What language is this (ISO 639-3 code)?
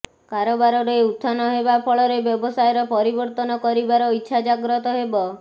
ori